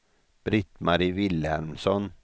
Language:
Swedish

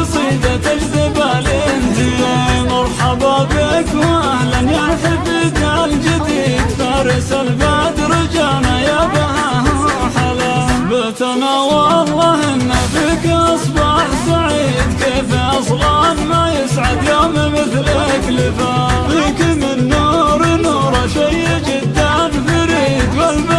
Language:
Arabic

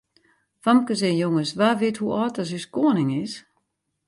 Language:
Western Frisian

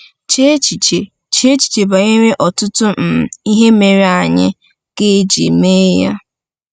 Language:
Igbo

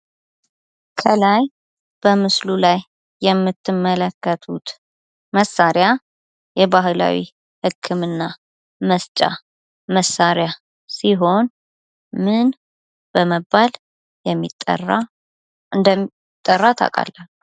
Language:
Amharic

